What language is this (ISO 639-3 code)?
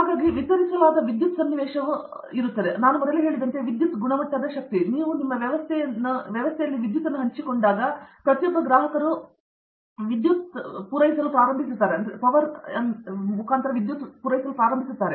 kan